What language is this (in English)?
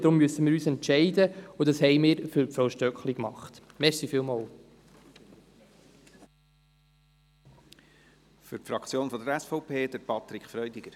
Swiss German